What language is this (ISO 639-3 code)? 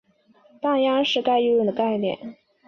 zho